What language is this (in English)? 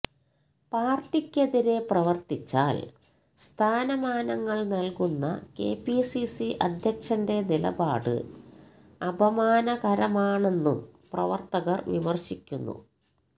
Malayalam